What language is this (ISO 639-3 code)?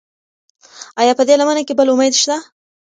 pus